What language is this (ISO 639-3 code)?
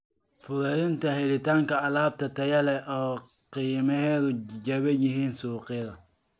som